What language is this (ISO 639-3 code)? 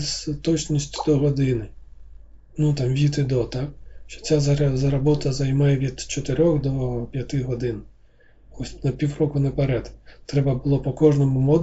ukr